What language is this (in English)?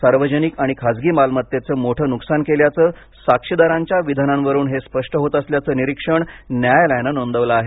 Marathi